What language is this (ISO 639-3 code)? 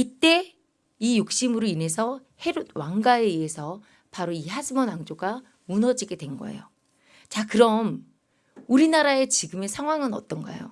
kor